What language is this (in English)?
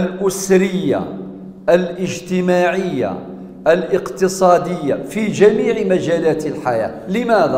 Arabic